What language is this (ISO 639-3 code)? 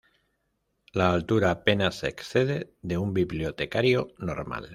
spa